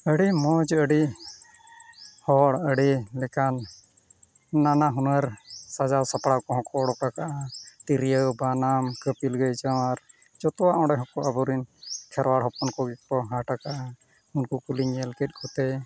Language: Santali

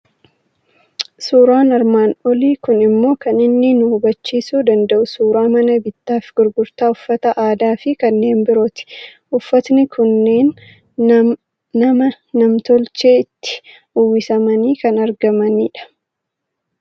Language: Oromo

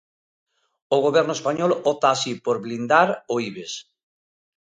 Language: Galician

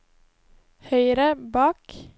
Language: Norwegian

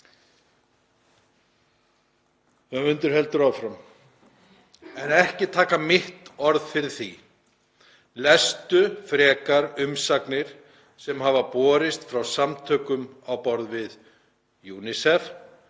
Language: Icelandic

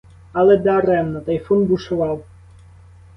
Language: Ukrainian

